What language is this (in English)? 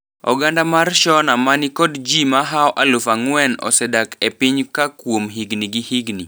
Luo (Kenya and Tanzania)